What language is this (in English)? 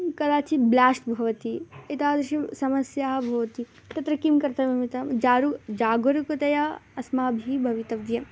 Sanskrit